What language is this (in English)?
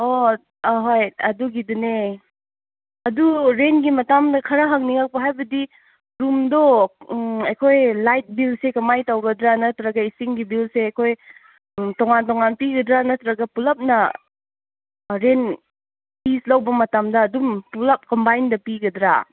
Manipuri